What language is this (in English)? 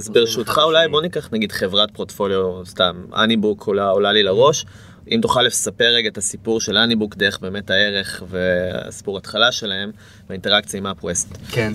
Hebrew